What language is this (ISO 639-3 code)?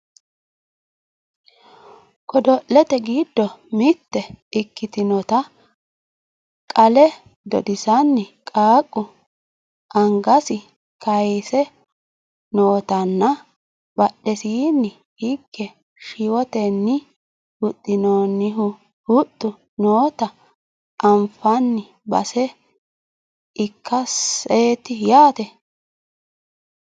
sid